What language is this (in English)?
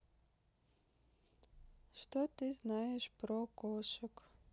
Russian